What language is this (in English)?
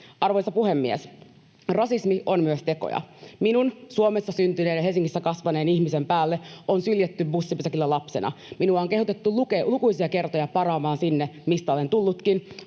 Finnish